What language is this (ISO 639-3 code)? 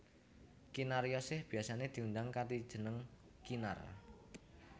jav